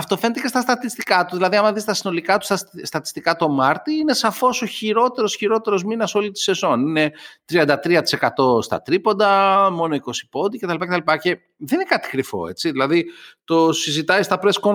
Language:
Greek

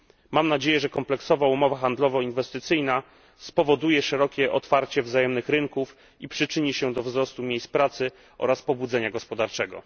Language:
Polish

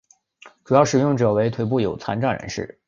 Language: Chinese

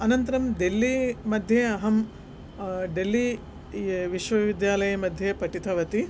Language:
Sanskrit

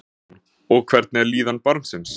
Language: Icelandic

